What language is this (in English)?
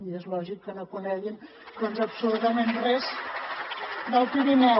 Catalan